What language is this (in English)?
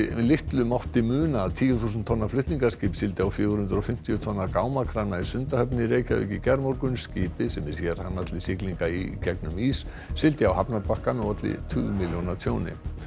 Icelandic